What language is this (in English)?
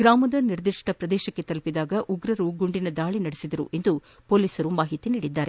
Kannada